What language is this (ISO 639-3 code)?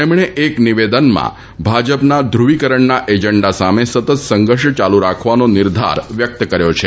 guj